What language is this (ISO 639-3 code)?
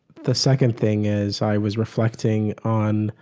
eng